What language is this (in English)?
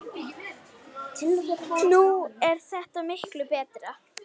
Icelandic